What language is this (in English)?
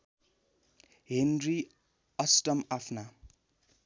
Nepali